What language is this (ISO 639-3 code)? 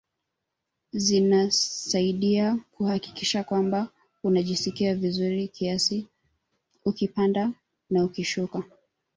swa